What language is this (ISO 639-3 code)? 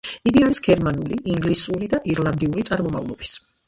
kat